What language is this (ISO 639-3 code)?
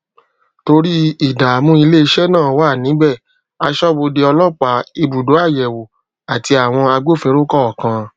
yor